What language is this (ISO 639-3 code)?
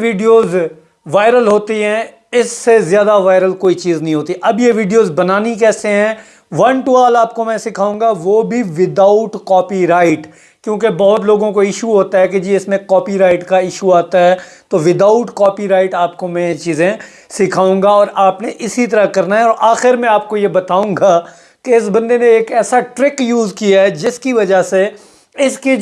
urd